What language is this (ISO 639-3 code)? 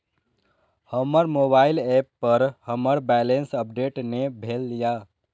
mai